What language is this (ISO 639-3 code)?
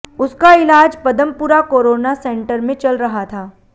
hin